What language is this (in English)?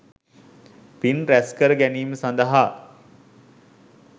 Sinhala